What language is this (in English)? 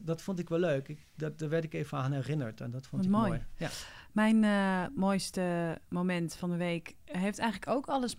Dutch